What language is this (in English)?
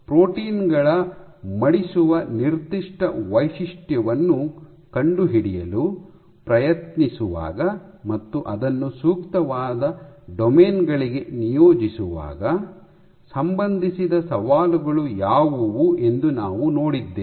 Kannada